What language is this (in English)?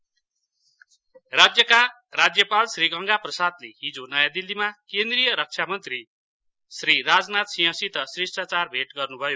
Nepali